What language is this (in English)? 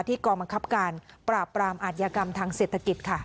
Thai